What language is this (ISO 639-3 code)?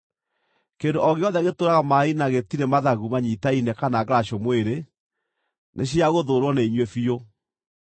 kik